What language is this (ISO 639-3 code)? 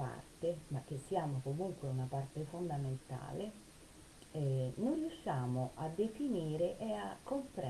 ita